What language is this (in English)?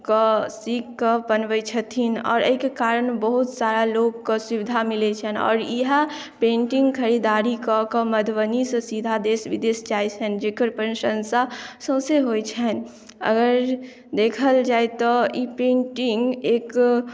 Maithili